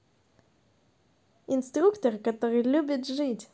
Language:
Russian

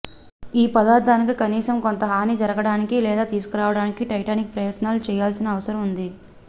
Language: Telugu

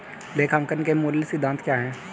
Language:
Hindi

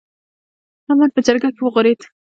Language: Pashto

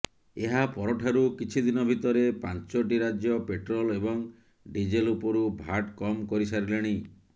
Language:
Odia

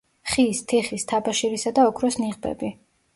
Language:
Georgian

